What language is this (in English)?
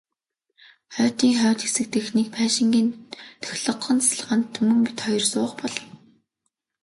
Mongolian